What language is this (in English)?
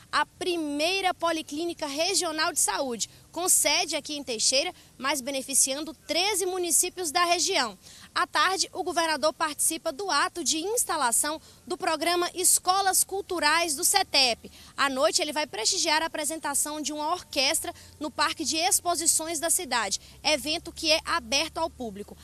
Portuguese